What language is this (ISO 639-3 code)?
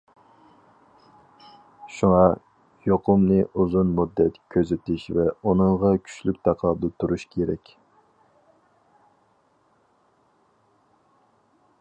uig